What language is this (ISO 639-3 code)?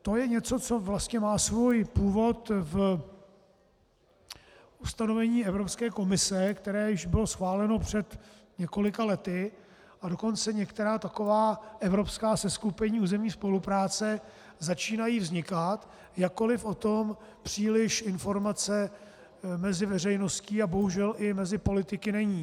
ces